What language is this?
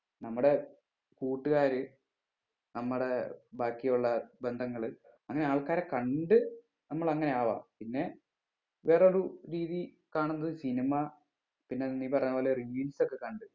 Malayalam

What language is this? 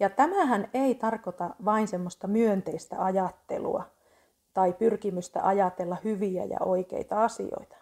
Finnish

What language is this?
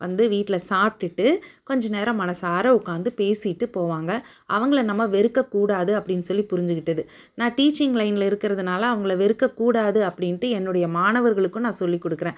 Tamil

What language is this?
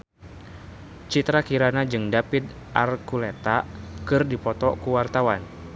Sundanese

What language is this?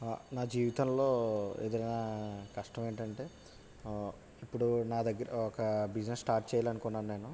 Telugu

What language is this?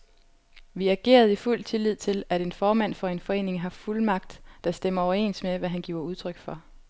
Danish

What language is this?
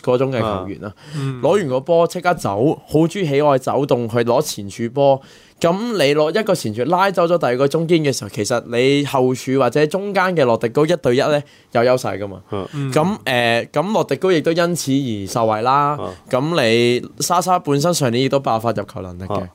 Chinese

